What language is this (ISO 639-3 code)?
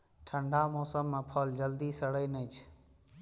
mai